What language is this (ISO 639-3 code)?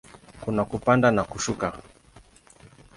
swa